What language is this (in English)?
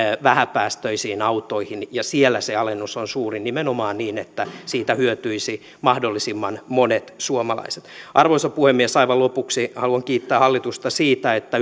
Finnish